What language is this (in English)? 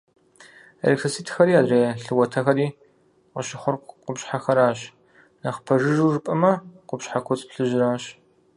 Kabardian